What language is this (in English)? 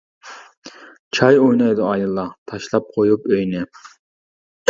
Uyghur